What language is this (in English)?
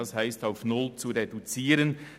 Swiss German